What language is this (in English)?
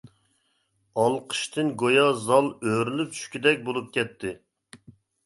Uyghur